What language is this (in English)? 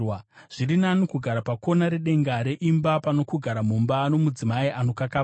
Shona